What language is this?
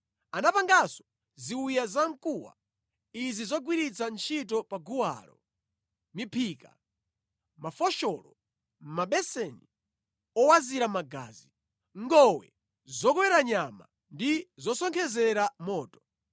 Nyanja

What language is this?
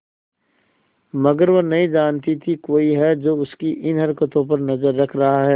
Hindi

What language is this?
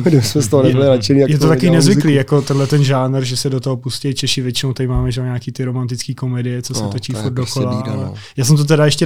Czech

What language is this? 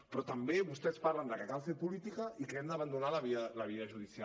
Catalan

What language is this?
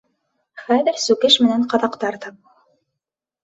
Bashkir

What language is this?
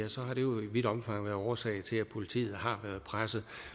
Danish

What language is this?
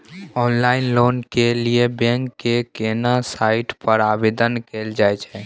Maithili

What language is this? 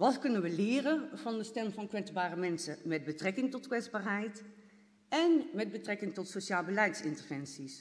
Dutch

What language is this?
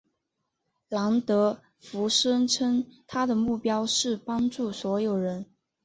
Chinese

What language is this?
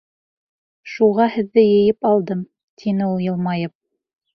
Bashkir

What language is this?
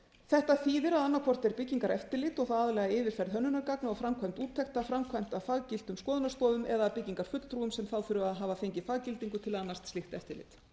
Icelandic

